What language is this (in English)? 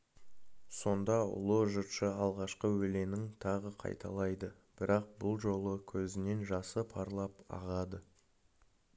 Kazakh